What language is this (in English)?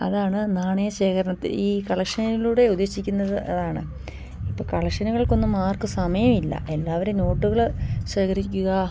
Malayalam